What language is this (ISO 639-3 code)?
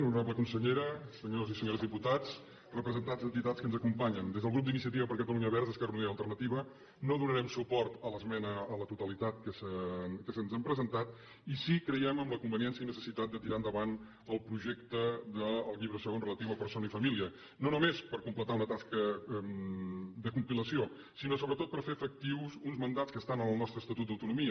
cat